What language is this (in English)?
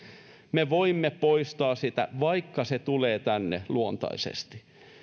Finnish